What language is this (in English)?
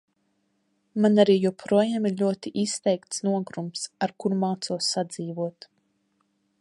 Latvian